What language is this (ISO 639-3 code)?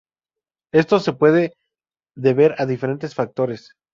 spa